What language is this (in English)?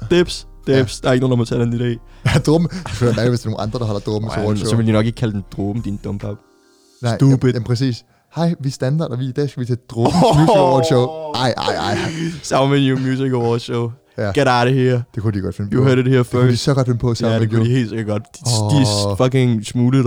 Danish